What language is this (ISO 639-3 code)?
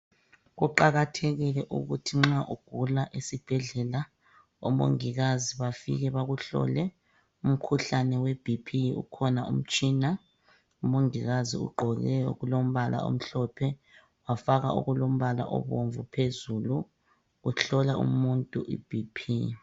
nde